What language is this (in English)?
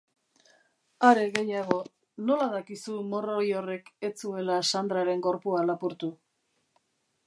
Basque